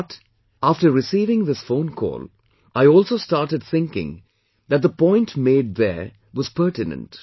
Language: English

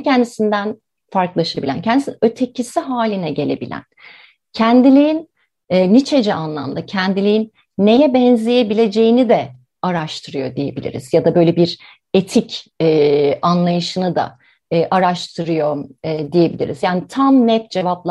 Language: Turkish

